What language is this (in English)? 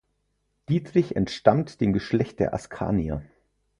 German